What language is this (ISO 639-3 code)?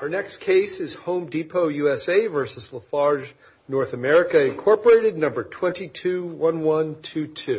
eng